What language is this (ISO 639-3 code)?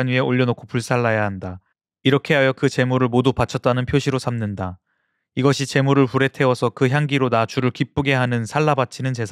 kor